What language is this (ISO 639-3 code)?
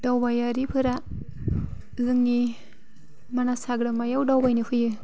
brx